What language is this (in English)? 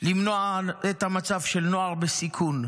Hebrew